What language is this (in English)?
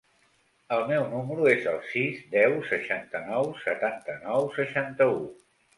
Catalan